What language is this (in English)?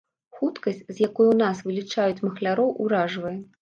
Belarusian